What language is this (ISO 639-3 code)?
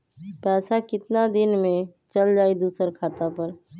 mag